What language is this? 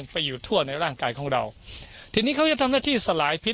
Thai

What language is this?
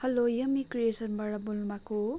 Nepali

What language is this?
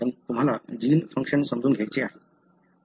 Marathi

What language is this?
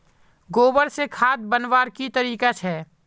Magahi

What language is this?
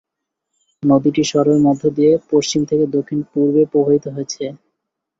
Bangla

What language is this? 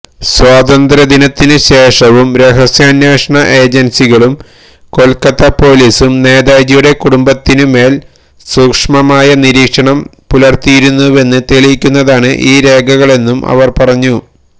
Malayalam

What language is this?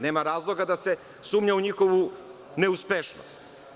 Serbian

